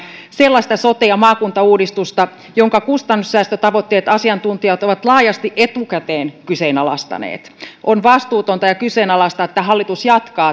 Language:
Finnish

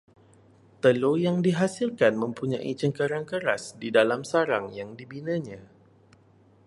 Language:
Malay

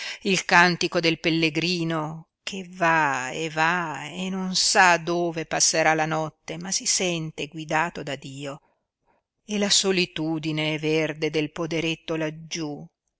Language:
Italian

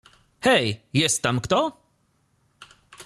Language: Polish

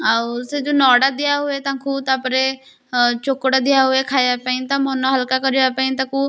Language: Odia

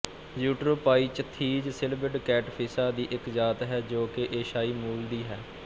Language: Punjabi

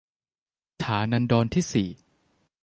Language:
Thai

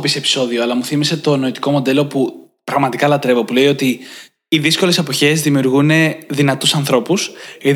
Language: Greek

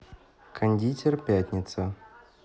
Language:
Russian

